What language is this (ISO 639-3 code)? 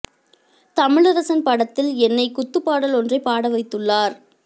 tam